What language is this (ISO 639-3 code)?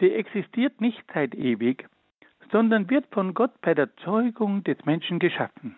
deu